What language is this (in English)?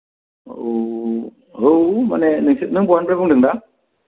Bodo